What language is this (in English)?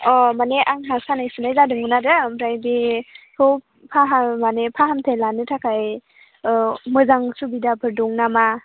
Bodo